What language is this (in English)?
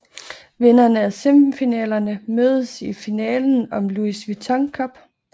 Danish